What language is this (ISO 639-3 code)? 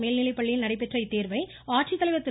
tam